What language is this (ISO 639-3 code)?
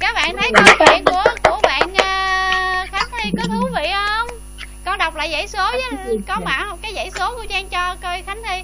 vie